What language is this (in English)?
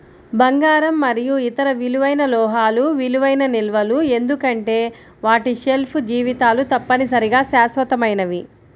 Telugu